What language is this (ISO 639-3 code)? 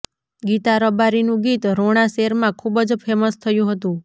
guj